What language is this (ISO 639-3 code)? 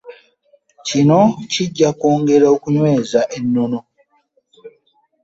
lug